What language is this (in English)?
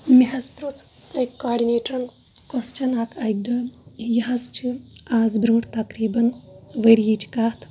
Kashmiri